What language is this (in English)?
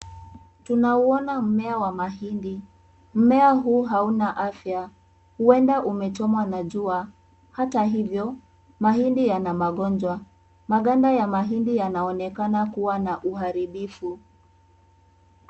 Swahili